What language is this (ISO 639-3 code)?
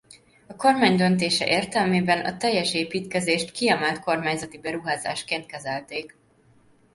hun